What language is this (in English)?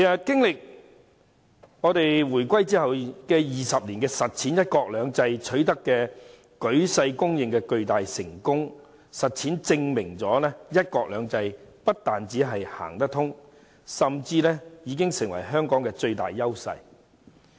Cantonese